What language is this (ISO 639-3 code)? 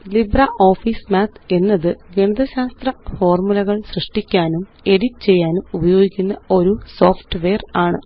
mal